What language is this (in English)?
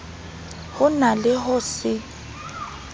Southern Sotho